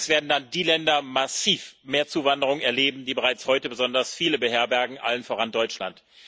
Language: German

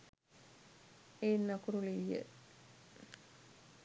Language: Sinhala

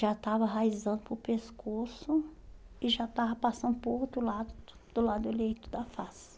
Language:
Portuguese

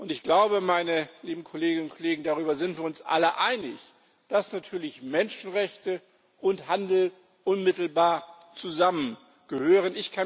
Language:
German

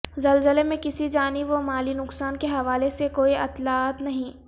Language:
Urdu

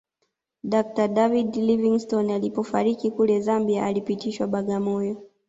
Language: Swahili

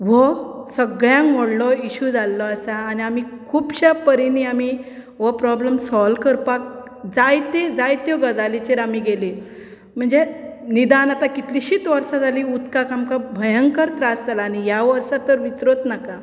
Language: Konkani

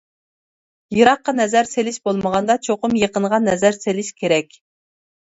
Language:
Uyghur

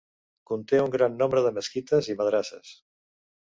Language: Catalan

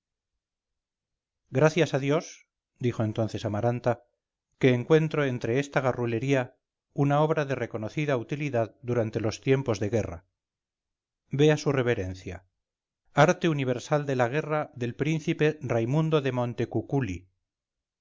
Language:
Spanish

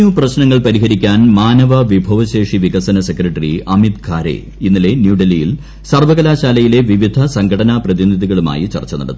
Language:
Malayalam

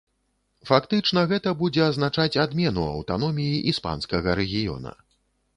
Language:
Belarusian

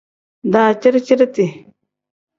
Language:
Tem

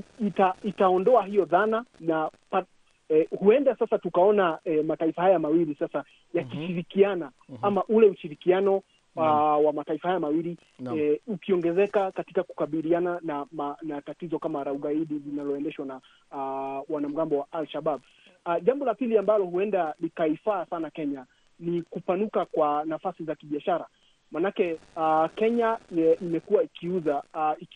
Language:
Swahili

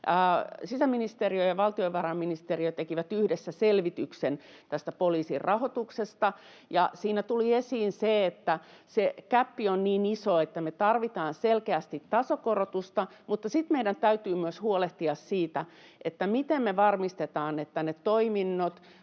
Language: Finnish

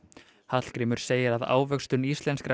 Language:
Icelandic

